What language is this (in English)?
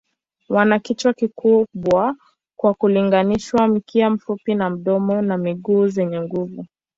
Swahili